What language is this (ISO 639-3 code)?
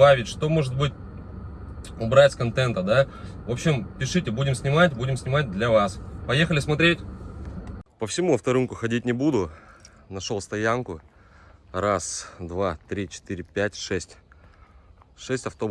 rus